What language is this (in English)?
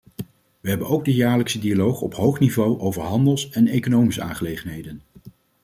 Dutch